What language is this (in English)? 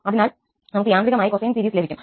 Malayalam